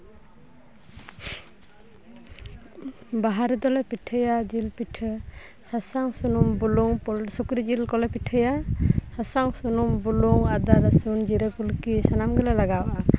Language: Santali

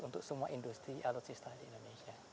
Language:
Indonesian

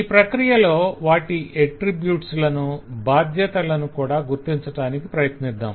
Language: Telugu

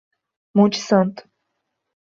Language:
Portuguese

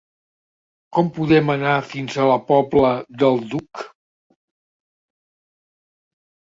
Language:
Catalan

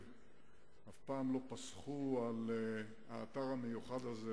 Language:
Hebrew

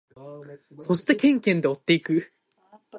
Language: Japanese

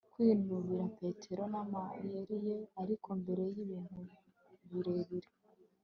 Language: Kinyarwanda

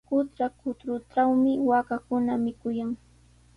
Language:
Sihuas Ancash Quechua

